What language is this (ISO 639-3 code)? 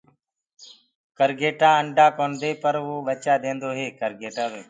ggg